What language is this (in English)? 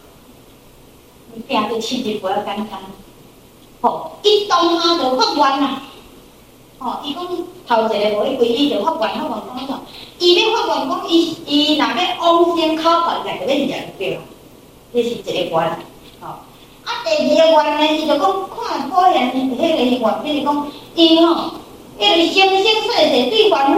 Chinese